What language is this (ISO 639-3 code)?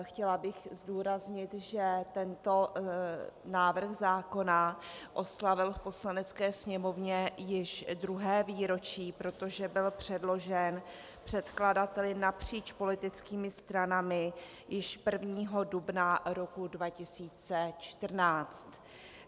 ces